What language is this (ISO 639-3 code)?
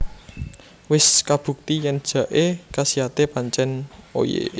jav